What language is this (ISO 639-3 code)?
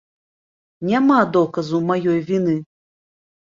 bel